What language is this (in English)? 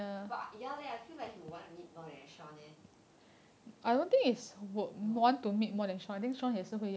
English